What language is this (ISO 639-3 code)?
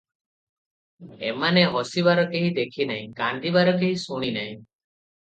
ori